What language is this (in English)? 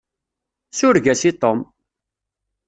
Kabyle